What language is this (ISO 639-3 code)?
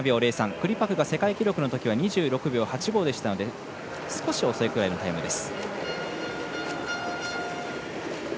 jpn